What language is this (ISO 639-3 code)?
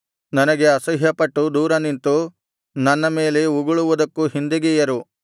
kan